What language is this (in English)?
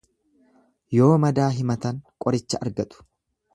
Oromo